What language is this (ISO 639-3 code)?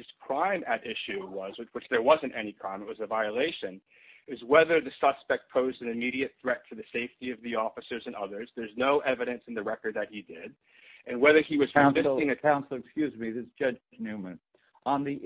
eng